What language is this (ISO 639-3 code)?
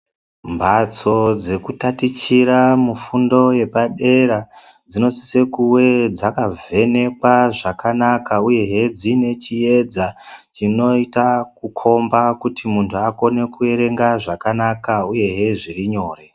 ndc